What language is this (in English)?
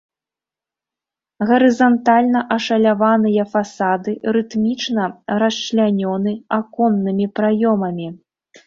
Belarusian